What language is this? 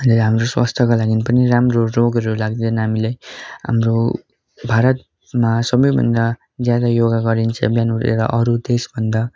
Nepali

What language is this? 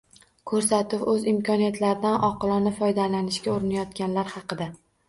Uzbek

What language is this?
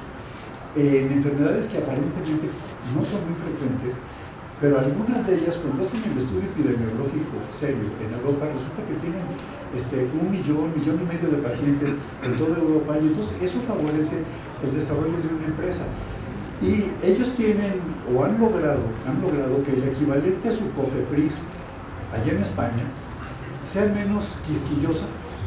Spanish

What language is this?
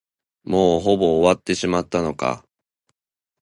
Japanese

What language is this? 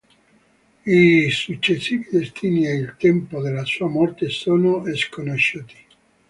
Italian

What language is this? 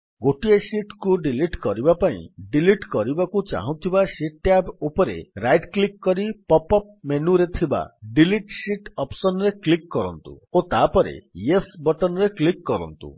Odia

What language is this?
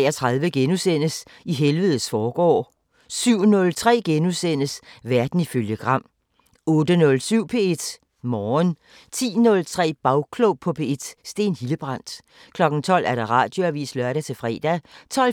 Danish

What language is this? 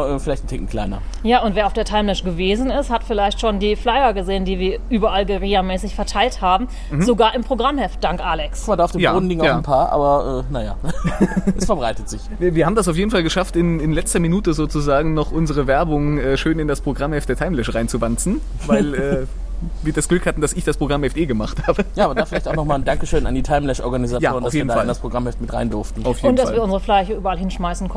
German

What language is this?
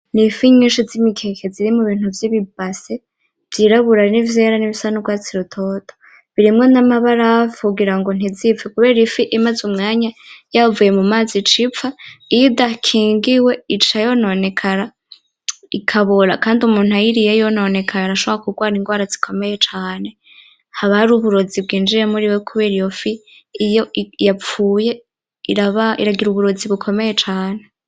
Rundi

